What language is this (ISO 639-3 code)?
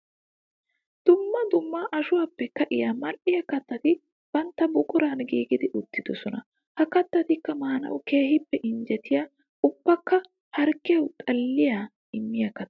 wal